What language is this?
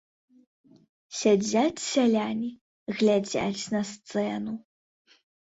Belarusian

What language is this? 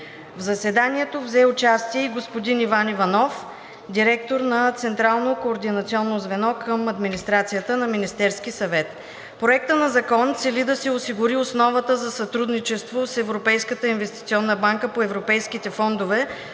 Bulgarian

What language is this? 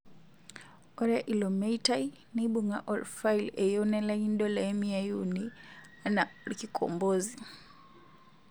Masai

